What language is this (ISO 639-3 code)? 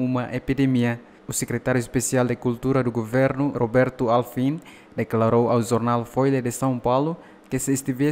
por